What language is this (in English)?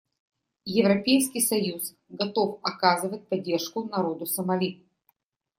Russian